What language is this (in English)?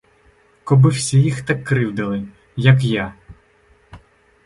Ukrainian